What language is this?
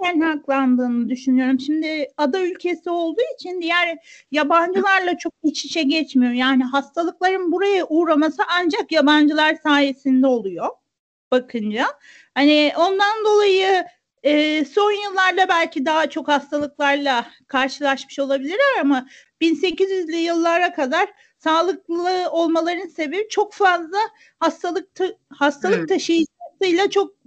Turkish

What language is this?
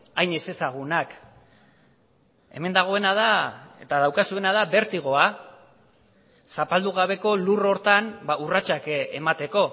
Basque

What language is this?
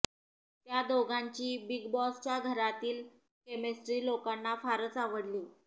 Marathi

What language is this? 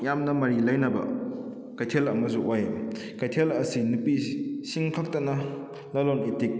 Manipuri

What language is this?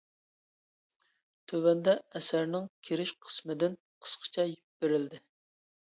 Uyghur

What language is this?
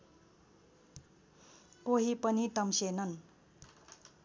Nepali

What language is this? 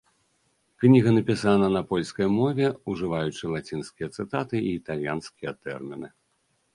Belarusian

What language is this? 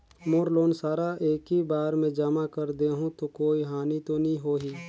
Chhattisgarhi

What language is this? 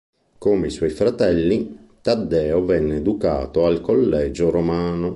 Italian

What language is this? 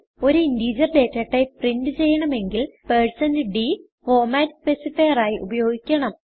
Malayalam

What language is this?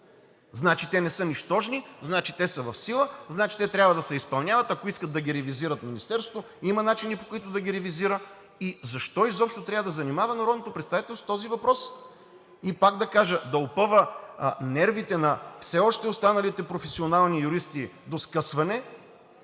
Bulgarian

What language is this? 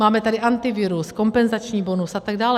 Czech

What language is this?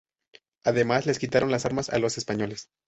Spanish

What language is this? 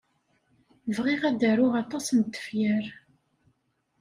Kabyle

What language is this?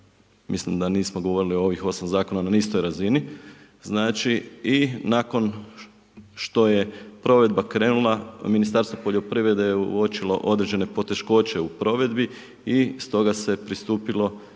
Croatian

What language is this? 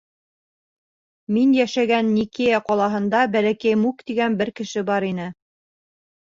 Bashkir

